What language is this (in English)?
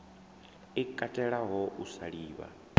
Venda